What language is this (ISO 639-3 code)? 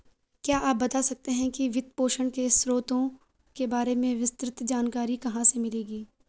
hin